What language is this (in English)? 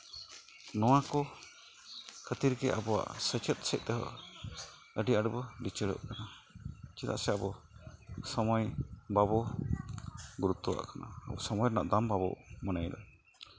Santali